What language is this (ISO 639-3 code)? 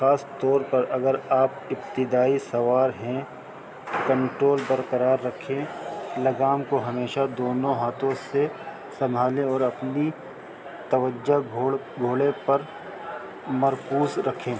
urd